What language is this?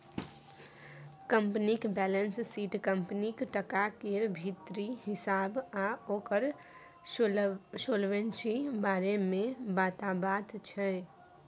Maithili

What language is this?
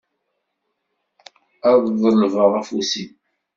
Kabyle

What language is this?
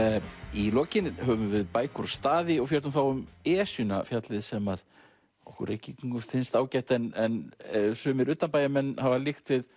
Icelandic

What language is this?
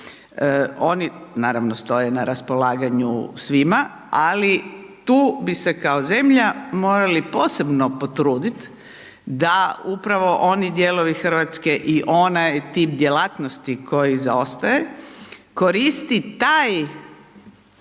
Croatian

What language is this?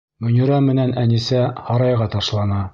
Bashkir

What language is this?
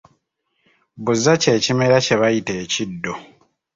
Ganda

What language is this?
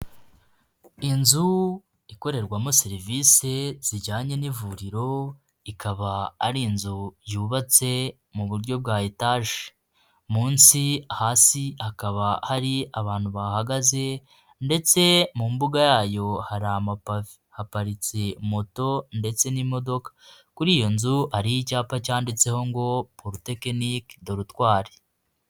Kinyarwanda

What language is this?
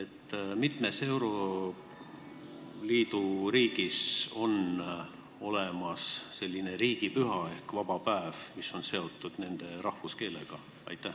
Estonian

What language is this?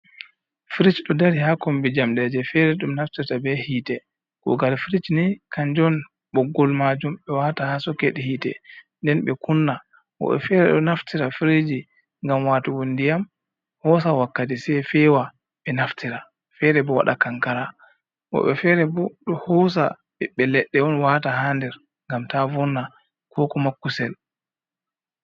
Fula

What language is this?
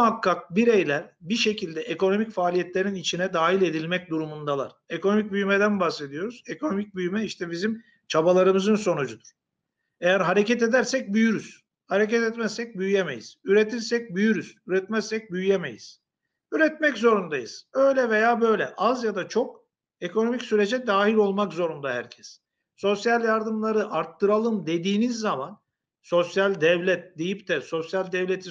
Turkish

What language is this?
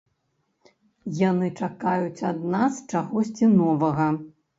Belarusian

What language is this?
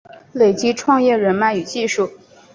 Chinese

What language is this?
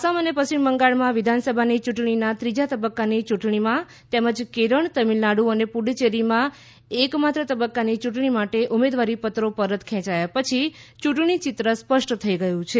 Gujarati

